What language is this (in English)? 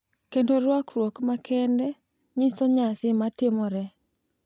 Luo (Kenya and Tanzania)